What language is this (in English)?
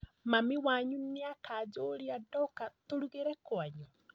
Kikuyu